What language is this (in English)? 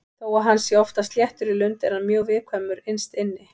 Icelandic